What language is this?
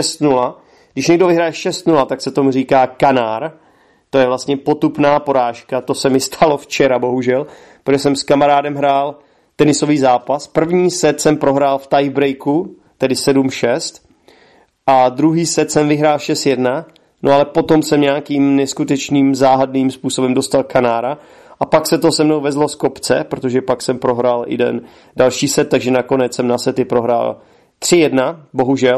Czech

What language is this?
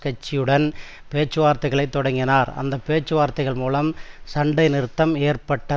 Tamil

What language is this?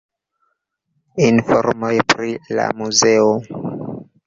Esperanto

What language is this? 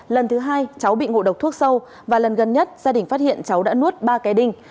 Vietnamese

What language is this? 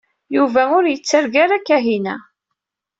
Kabyle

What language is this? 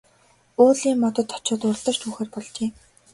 Mongolian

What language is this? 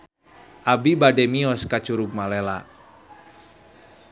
Sundanese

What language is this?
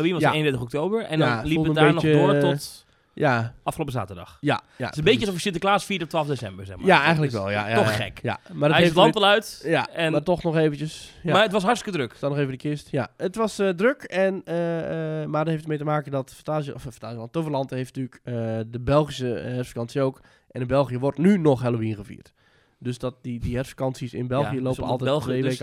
Dutch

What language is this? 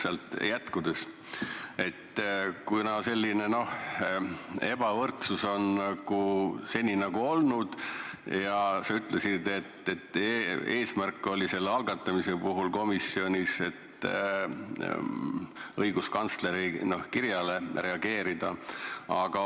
Estonian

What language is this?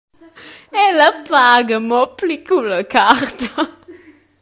Romansh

